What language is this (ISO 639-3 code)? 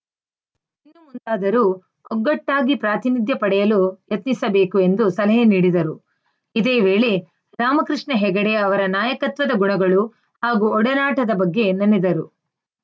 kan